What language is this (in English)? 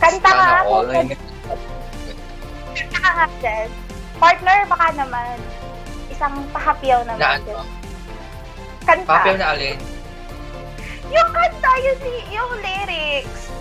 Filipino